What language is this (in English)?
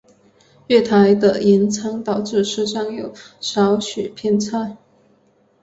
Chinese